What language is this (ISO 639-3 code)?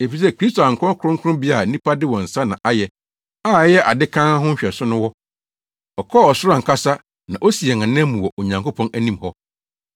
aka